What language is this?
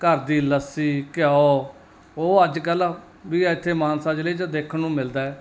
Punjabi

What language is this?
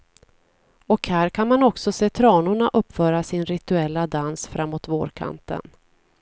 Swedish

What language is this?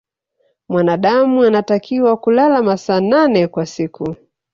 Swahili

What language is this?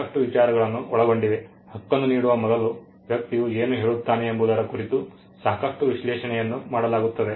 Kannada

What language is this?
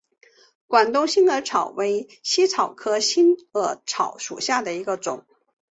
Chinese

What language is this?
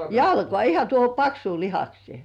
Finnish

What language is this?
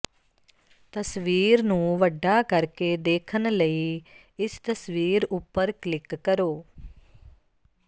Punjabi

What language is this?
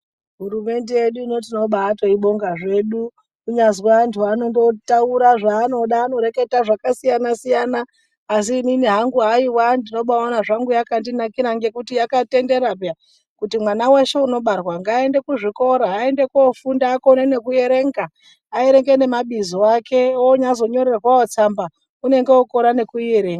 Ndau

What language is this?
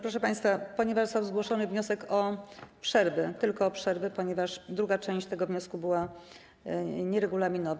Polish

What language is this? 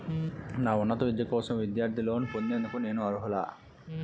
Telugu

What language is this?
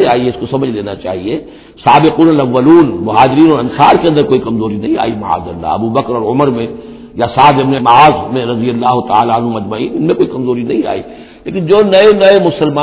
Urdu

